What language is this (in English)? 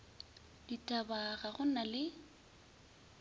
Northern Sotho